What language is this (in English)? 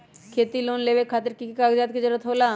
Magahi